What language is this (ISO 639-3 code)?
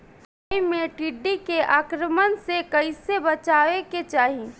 bho